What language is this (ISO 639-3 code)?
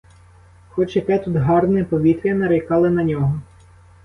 ukr